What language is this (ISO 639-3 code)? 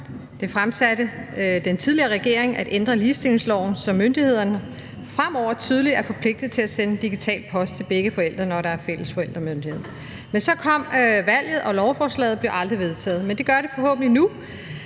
dan